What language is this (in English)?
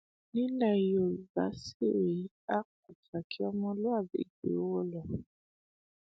Yoruba